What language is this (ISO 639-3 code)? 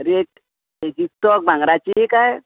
kok